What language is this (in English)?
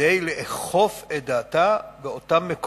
Hebrew